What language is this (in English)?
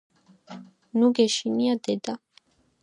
Georgian